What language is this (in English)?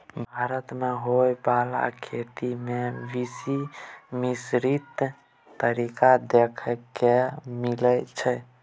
Maithili